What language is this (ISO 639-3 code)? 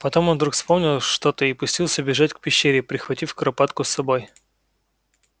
rus